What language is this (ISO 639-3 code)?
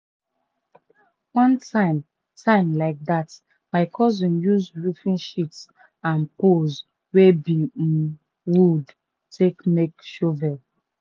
pcm